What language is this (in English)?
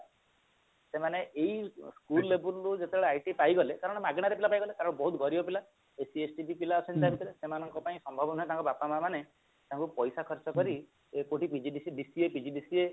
Odia